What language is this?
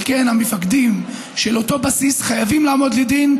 Hebrew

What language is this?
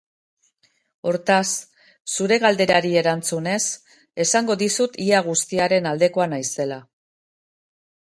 Basque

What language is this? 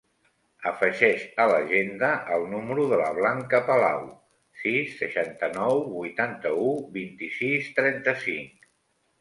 Catalan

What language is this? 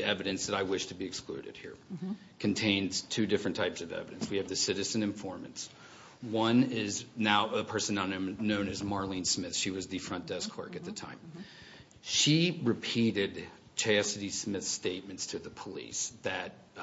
English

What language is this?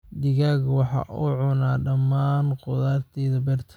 Somali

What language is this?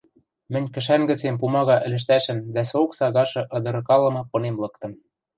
Western Mari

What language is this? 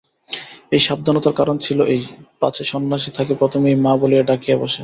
Bangla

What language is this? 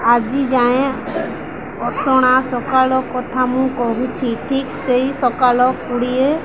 Odia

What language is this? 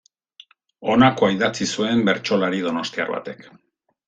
Basque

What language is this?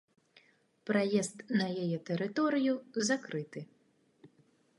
Belarusian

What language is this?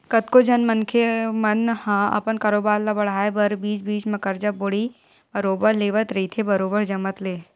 Chhattisgarhi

